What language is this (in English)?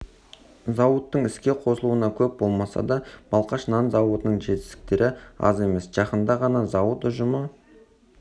Kazakh